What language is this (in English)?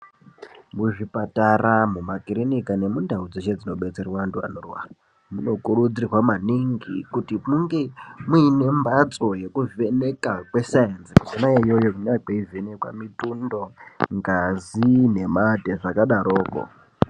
Ndau